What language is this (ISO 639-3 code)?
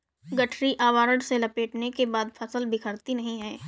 hin